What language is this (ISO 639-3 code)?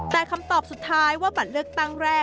tha